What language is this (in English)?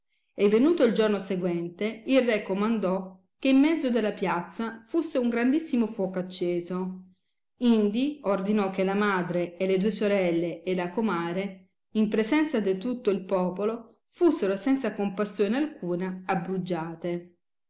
Italian